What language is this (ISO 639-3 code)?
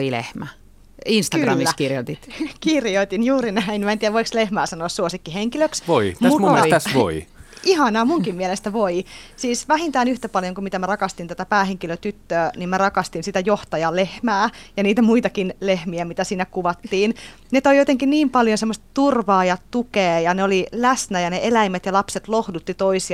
fin